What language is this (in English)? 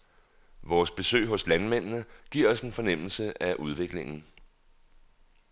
Danish